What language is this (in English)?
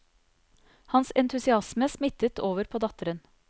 Norwegian